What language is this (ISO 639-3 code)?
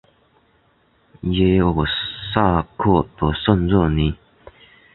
zho